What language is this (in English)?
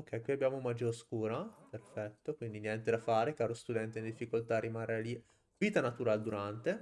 Italian